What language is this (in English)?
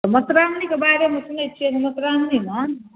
Maithili